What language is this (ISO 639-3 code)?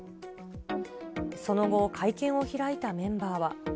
jpn